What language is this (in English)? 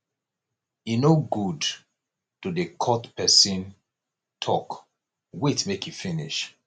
Nigerian Pidgin